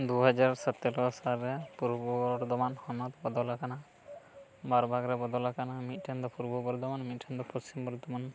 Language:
Santali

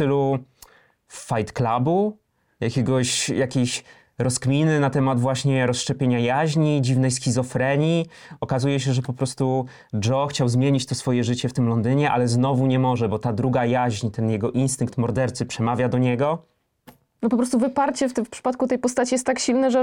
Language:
Polish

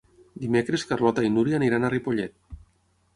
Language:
Catalan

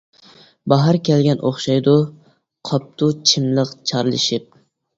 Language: Uyghur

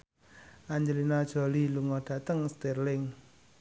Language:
Javanese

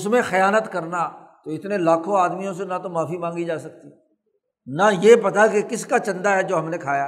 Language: Urdu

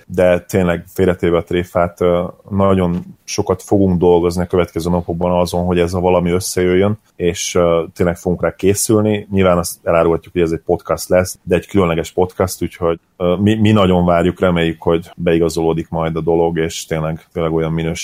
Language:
Hungarian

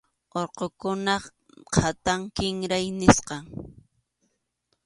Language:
Arequipa-La Unión Quechua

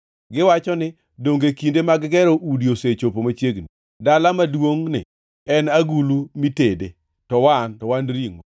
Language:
Luo (Kenya and Tanzania)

